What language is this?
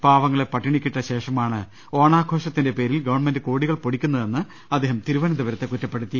Malayalam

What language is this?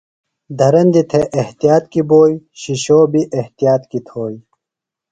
Phalura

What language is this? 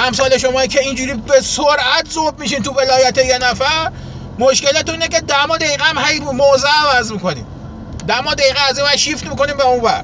Persian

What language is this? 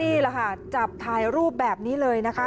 Thai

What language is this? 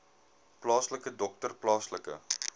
Afrikaans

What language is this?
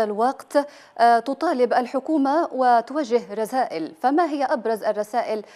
Arabic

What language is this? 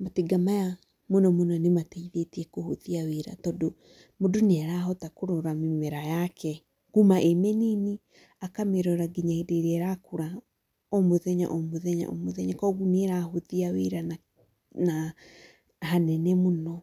Kikuyu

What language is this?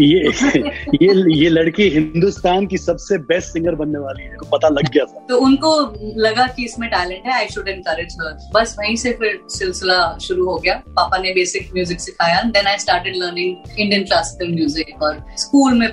Hindi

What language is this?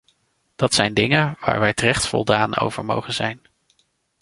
Dutch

